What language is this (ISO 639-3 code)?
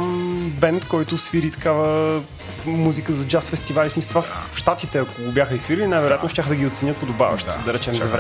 bul